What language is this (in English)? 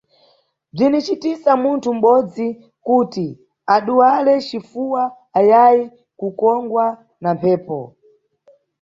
Nyungwe